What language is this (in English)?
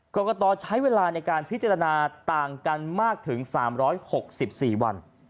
Thai